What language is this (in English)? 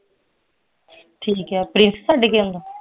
Punjabi